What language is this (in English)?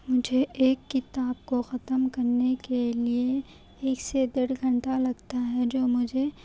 Urdu